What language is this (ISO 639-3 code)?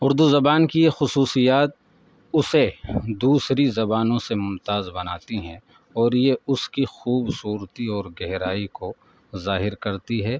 urd